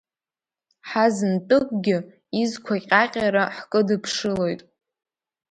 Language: Abkhazian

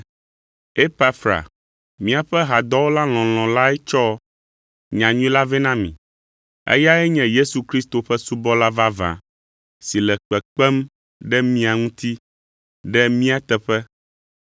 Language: Ewe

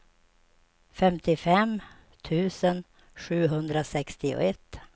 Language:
Swedish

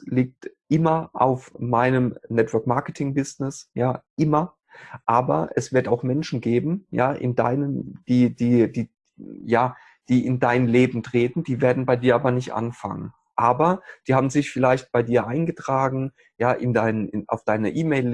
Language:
German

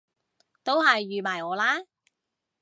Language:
Cantonese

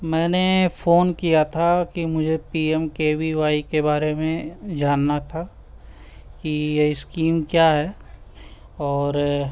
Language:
Urdu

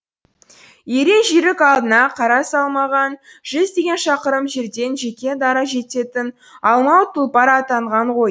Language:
Kazakh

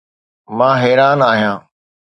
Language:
Sindhi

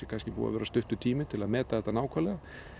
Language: Icelandic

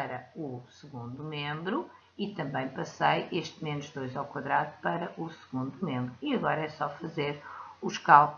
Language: Portuguese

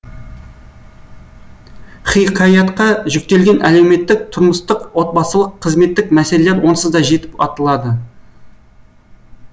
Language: Kazakh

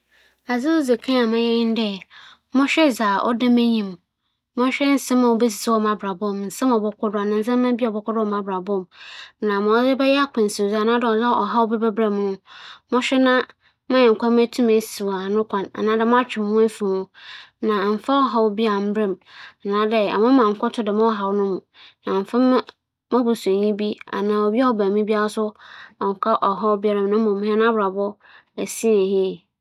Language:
Akan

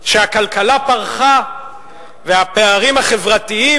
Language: Hebrew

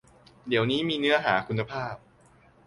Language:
Thai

